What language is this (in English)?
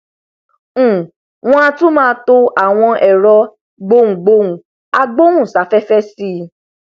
Yoruba